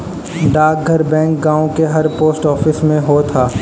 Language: Bhojpuri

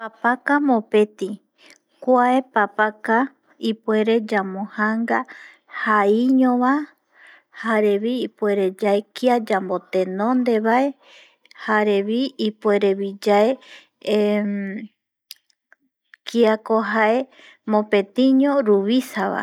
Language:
Eastern Bolivian Guaraní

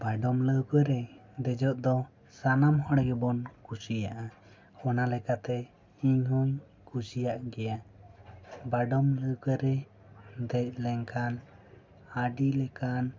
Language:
Santali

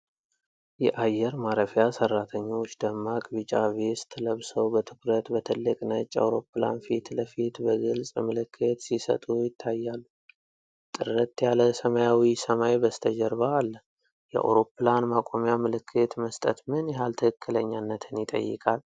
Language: Amharic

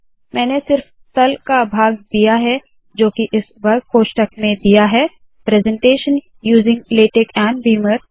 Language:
Hindi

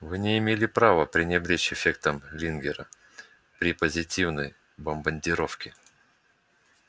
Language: Russian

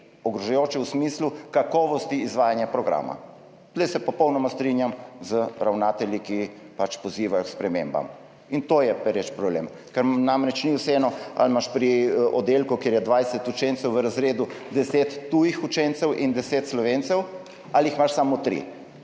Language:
Slovenian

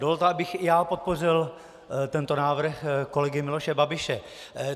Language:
Czech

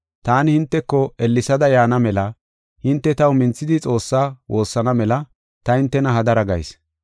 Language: Gofa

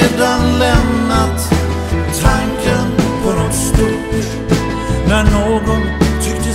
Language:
Dutch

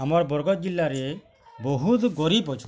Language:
Odia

